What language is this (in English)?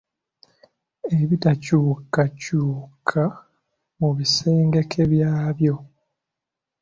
Ganda